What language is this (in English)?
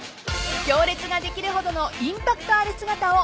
Japanese